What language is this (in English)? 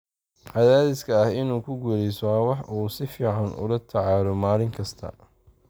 Somali